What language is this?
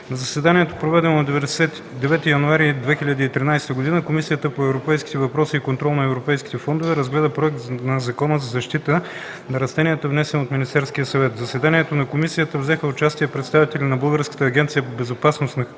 Bulgarian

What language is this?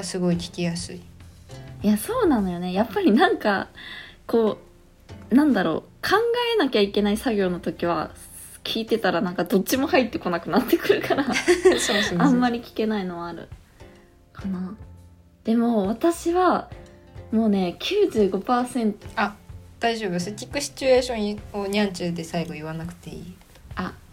Japanese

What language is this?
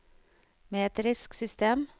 Norwegian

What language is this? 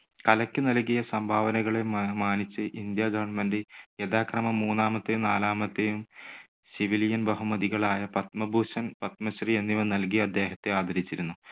Malayalam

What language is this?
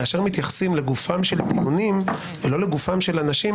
Hebrew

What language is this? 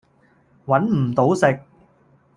Cantonese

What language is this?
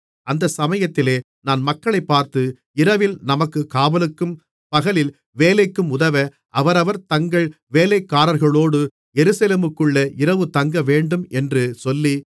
Tamil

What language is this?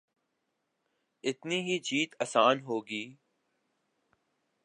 Urdu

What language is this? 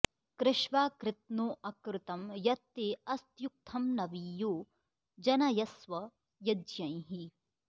Sanskrit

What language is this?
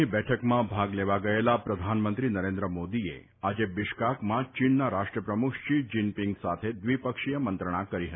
Gujarati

